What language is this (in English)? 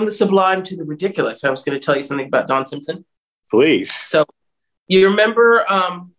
English